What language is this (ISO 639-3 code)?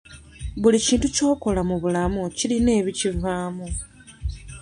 lug